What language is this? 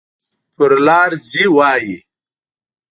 Pashto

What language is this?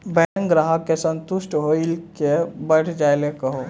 Maithili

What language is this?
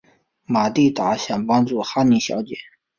Chinese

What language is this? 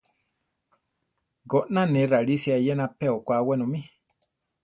Central Tarahumara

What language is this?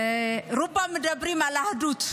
Hebrew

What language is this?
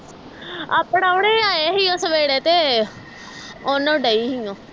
Punjabi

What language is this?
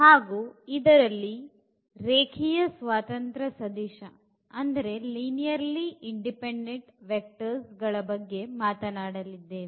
Kannada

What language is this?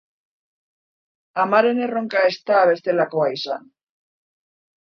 Basque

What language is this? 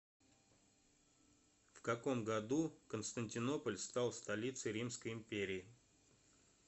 Russian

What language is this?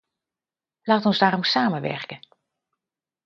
Dutch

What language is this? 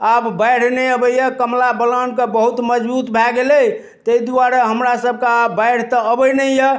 Maithili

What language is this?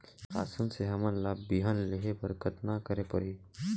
Chhattisgarhi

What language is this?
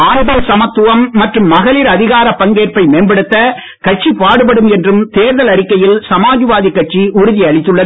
Tamil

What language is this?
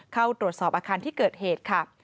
Thai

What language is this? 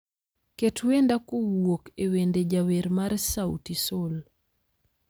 Luo (Kenya and Tanzania)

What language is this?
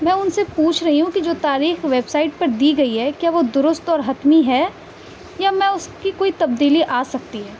Urdu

